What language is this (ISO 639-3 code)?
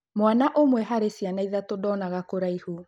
kik